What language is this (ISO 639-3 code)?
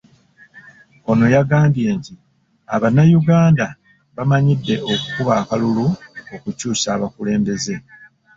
lug